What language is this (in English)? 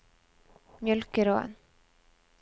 Norwegian